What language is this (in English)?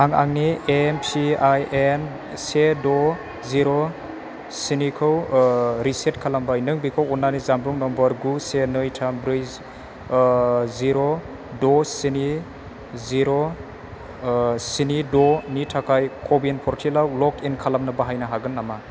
Bodo